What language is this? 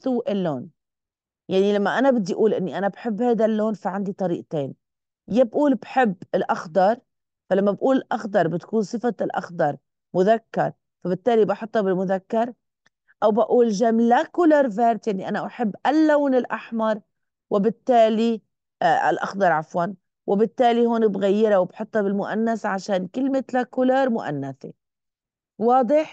Arabic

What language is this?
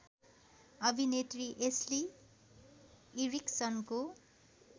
Nepali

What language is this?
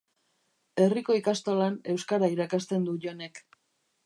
Basque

